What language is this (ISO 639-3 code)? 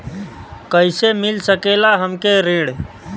bho